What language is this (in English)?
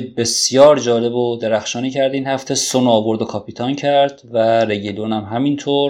Persian